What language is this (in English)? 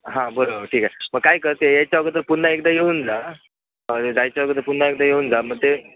Marathi